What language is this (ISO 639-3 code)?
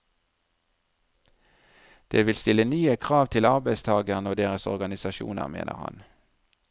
nor